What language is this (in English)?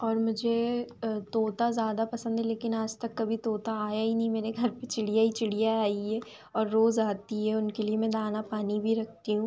Hindi